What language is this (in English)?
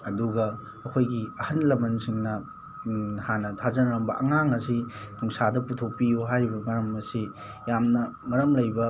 Manipuri